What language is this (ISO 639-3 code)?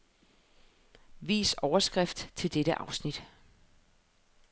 dan